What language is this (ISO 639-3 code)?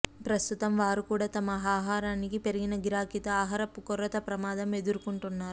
tel